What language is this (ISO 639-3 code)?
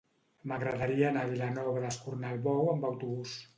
cat